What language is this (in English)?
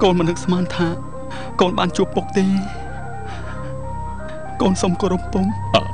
Thai